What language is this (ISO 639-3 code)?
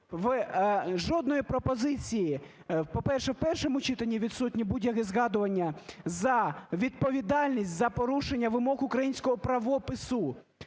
ukr